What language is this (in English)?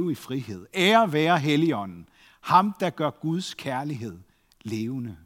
Danish